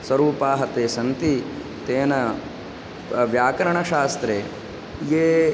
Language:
Sanskrit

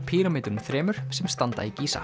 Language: Icelandic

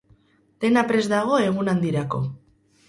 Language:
Basque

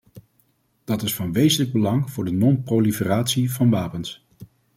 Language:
Dutch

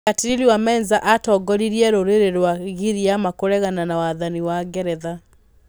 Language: Kikuyu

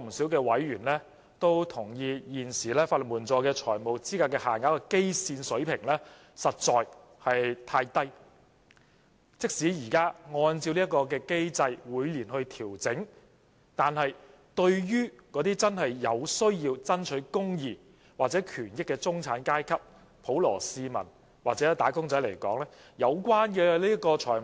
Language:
Cantonese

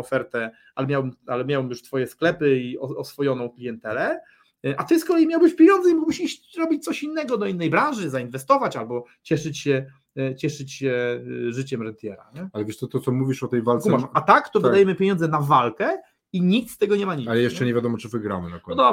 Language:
Polish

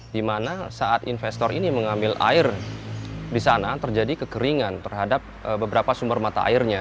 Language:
Indonesian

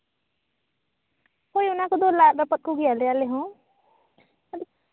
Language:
Santali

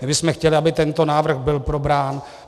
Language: Czech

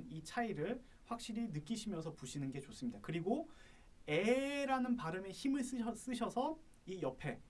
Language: Korean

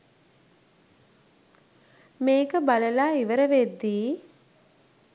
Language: Sinhala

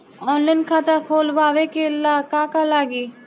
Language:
Bhojpuri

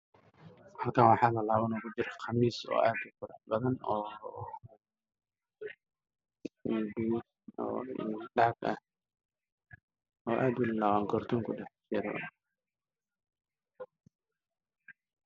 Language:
Somali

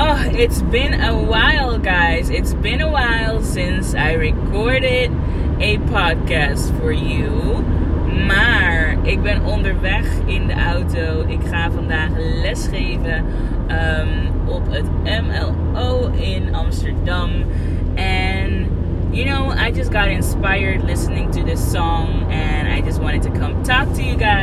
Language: Dutch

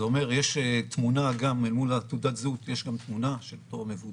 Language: Hebrew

